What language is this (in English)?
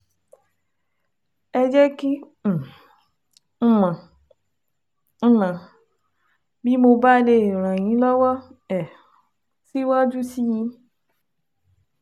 Yoruba